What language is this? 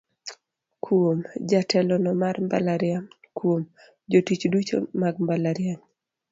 Luo (Kenya and Tanzania)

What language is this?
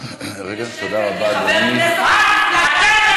Hebrew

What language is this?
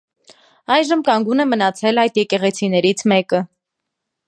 Armenian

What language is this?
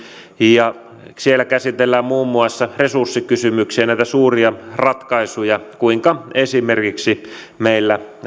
Finnish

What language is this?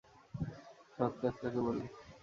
Bangla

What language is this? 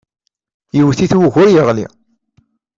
Kabyle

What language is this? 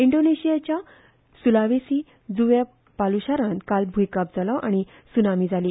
Konkani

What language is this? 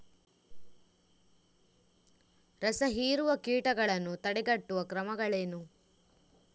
Kannada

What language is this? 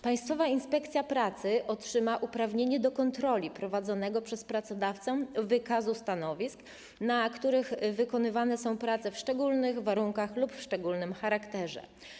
Polish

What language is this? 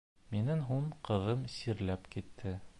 Bashkir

